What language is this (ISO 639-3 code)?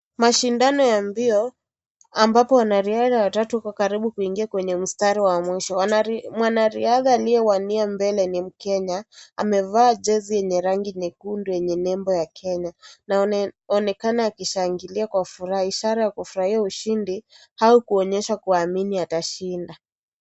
swa